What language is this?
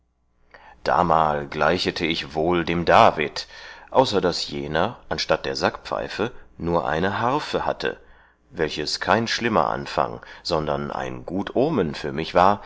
German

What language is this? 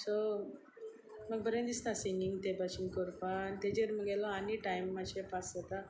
Konkani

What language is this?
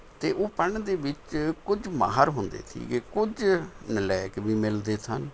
Punjabi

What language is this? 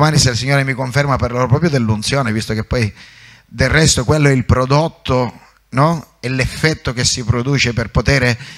Italian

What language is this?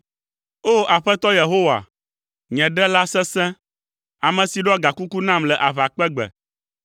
Ewe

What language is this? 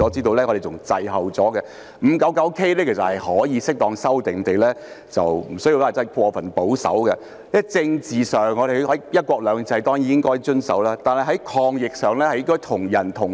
Cantonese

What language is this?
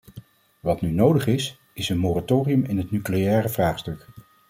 Dutch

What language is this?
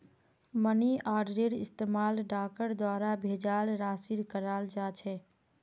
Magahi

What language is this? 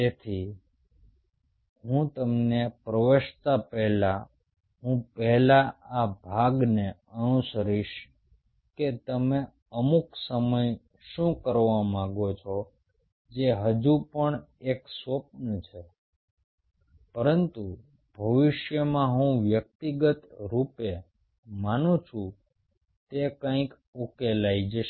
Gujarati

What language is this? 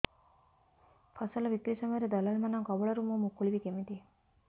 Odia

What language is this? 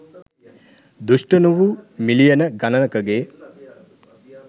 Sinhala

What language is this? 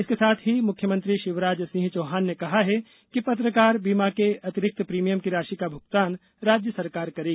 Hindi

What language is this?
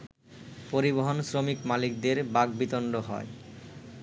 Bangla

